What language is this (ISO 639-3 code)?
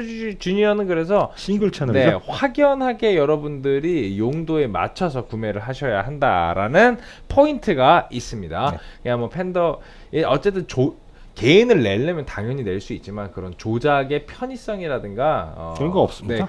kor